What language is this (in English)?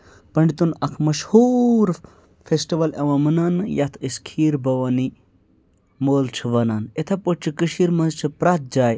Kashmiri